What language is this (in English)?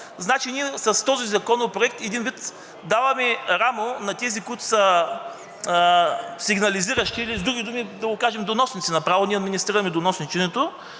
Bulgarian